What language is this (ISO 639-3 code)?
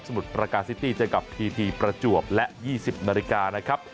tha